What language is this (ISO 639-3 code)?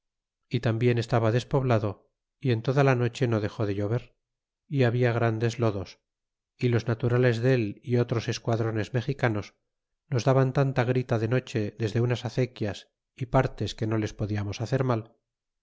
spa